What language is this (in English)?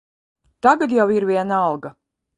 Latvian